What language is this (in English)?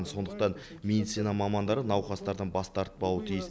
Kazakh